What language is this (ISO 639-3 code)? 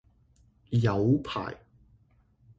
yue